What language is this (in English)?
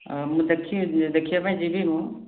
Odia